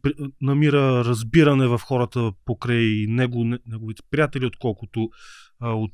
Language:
Bulgarian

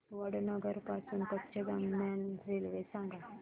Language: Marathi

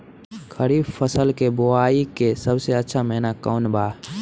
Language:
Bhojpuri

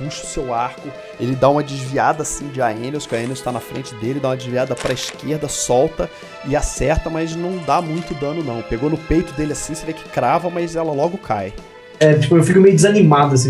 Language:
Portuguese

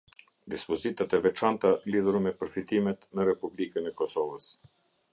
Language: Albanian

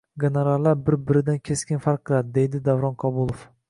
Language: Uzbek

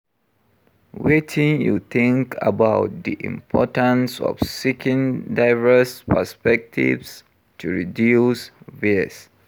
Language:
Nigerian Pidgin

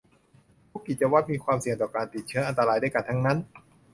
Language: Thai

